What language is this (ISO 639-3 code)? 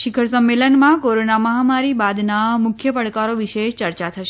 guj